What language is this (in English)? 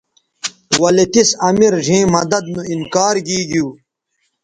Bateri